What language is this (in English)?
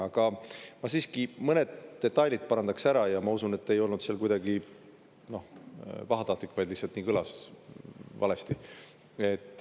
Estonian